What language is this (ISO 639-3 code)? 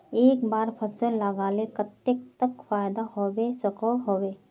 mag